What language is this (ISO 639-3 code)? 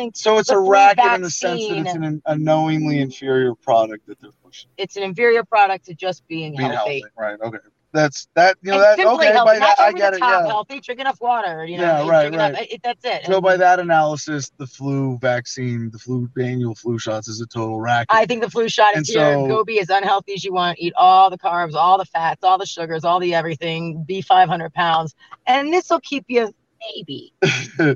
eng